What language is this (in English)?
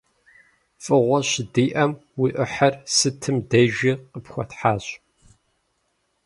Kabardian